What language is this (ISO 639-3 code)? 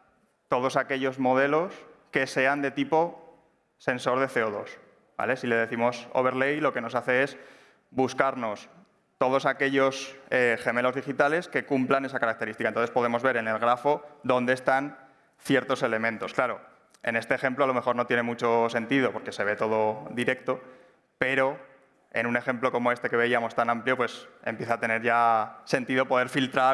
spa